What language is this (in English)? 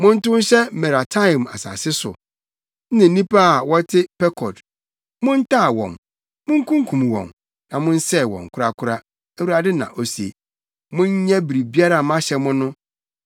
Akan